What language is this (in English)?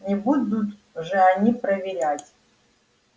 Russian